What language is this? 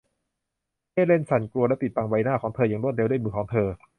Thai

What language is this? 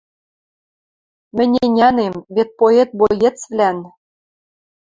Western Mari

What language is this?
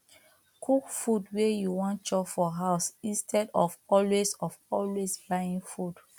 Nigerian Pidgin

